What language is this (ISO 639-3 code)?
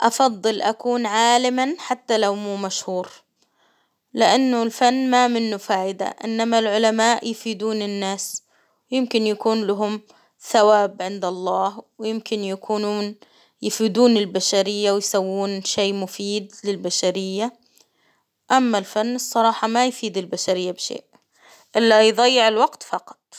acw